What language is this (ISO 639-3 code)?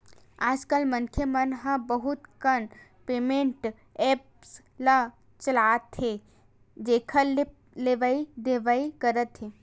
hne